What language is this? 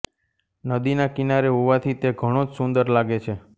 Gujarati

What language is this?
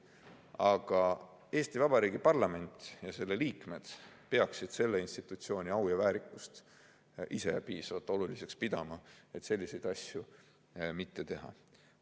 Estonian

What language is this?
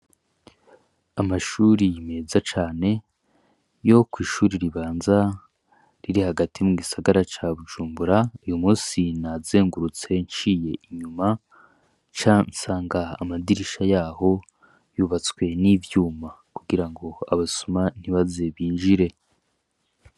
Rundi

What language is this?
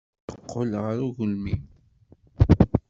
Kabyle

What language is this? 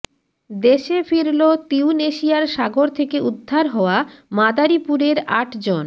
Bangla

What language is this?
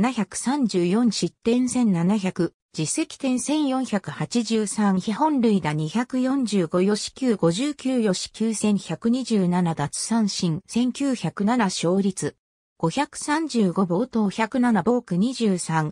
Japanese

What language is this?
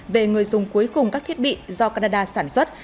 Vietnamese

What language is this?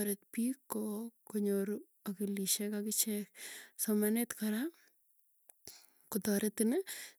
Tugen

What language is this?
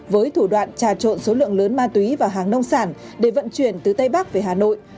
Vietnamese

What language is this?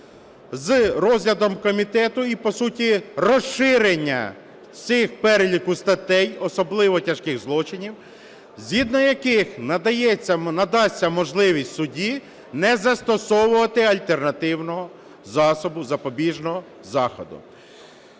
Ukrainian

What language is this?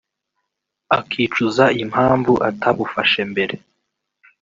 Kinyarwanda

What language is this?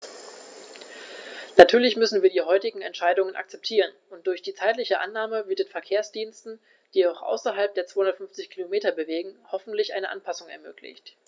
German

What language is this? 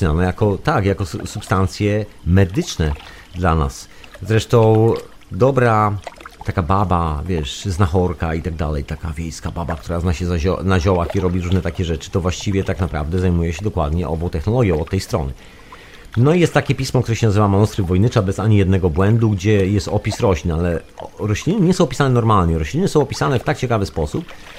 Polish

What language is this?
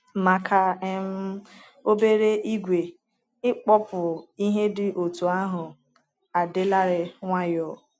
Igbo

